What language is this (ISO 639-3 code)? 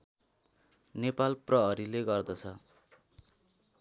nep